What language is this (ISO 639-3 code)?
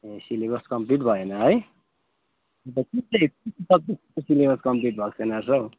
nep